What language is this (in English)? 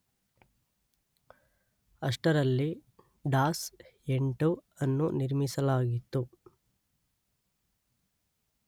Kannada